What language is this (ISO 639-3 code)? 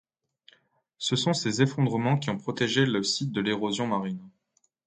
fra